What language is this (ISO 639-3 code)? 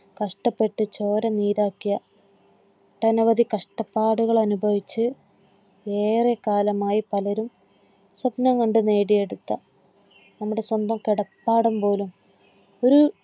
mal